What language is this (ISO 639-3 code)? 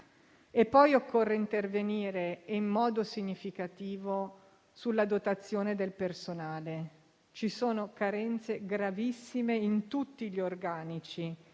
ita